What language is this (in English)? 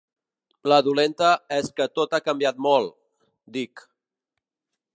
Catalan